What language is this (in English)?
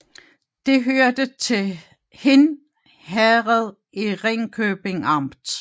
Danish